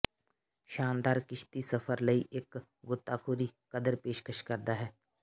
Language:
Punjabi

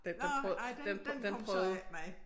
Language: Danish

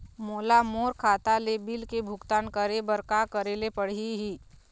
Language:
Chhattisgarhi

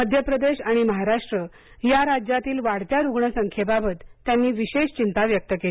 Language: Marathi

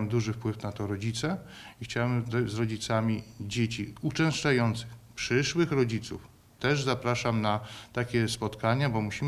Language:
Polish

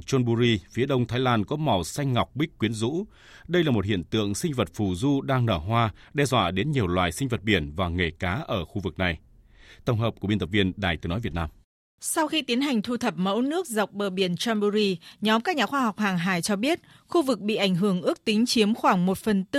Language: Vietnamese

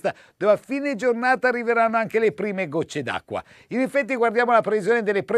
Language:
Italian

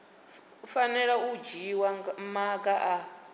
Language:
Venda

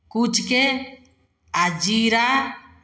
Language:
Maithili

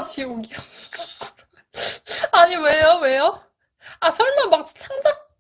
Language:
Korean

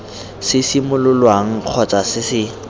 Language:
Tswana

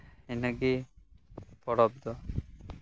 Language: Santali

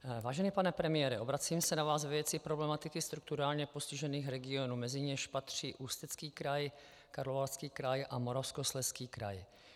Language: Czech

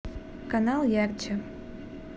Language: Russian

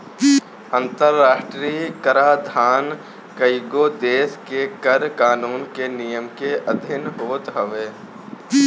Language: Bhojpuri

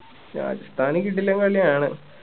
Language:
Malayalam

